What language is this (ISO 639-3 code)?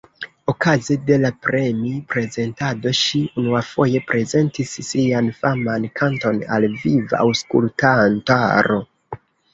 epo